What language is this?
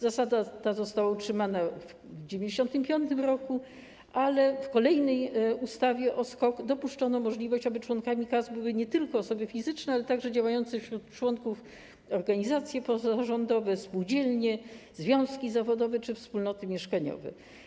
Polish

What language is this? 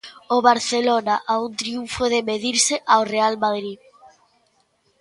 Galician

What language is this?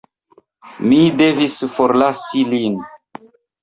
Esperanto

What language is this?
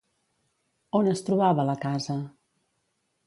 Catalan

